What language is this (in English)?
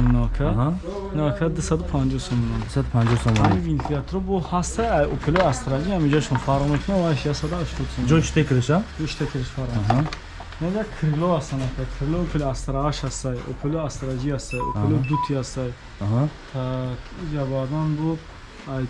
Turkish